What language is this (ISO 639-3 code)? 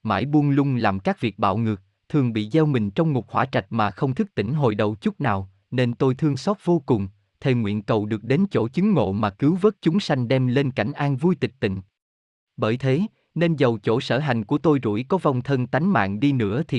vie